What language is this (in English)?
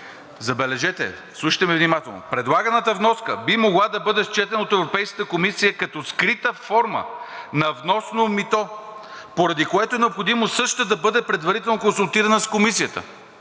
Bulgarian